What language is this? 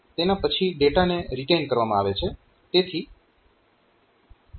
Gujarati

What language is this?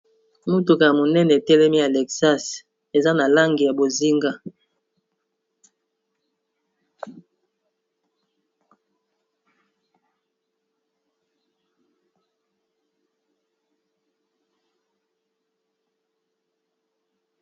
Lingala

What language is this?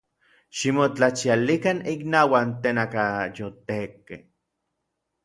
Orizaba Nahuatl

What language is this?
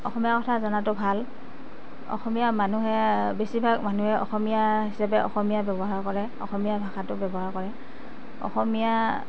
Assamese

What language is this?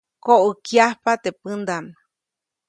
Copainalá Zoque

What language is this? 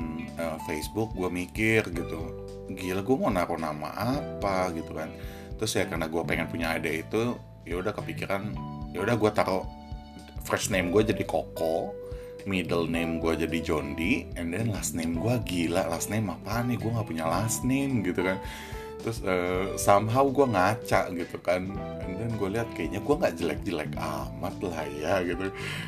Indonesian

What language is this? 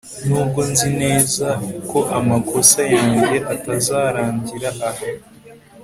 Kinyarwanda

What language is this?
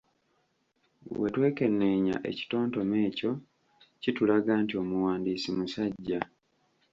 Ganda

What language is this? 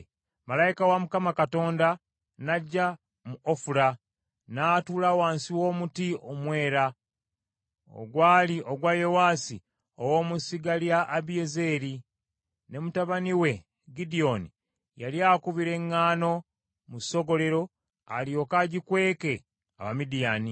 Ganda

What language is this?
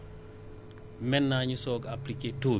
Wolof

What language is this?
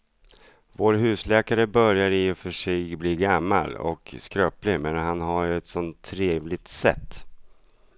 Swedish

